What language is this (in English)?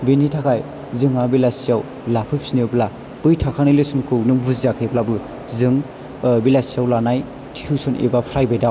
Bodo